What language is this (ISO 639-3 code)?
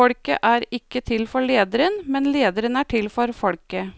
nor